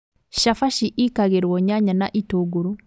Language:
Kikuyu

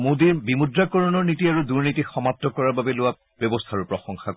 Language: Assamese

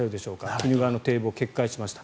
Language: Japanese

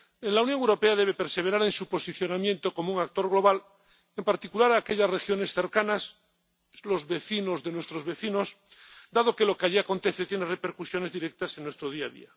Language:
Spanish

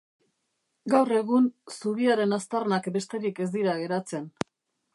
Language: Basque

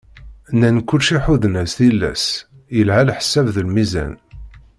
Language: Kabyle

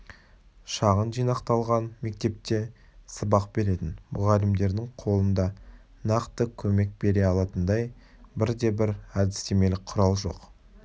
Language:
Kazakh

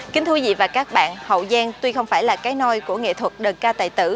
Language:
Vietnamese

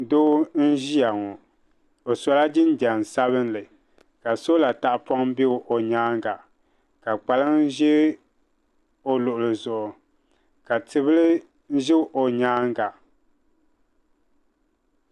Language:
Dagbani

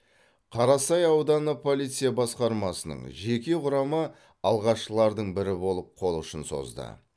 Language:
Kazakh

